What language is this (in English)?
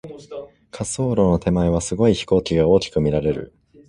Japanese